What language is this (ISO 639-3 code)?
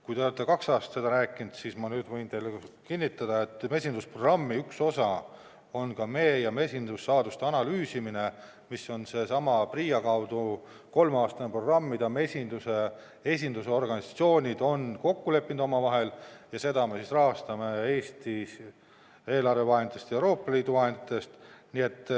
est